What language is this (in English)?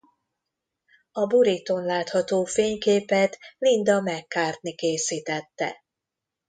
Hungarian